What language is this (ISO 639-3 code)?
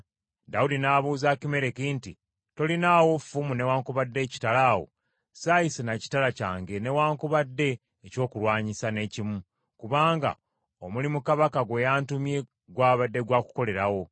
lug